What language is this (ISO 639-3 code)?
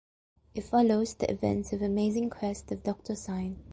eng